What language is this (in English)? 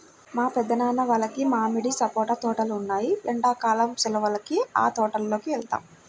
Telugu